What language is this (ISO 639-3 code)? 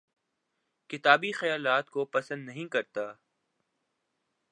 urd